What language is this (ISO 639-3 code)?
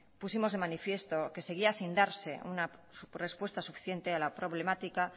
spa